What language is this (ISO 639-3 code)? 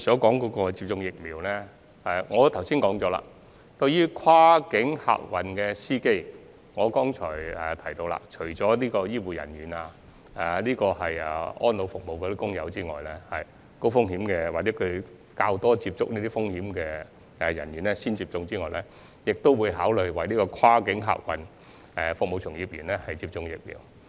yue